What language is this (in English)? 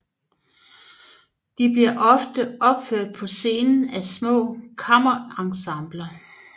Danish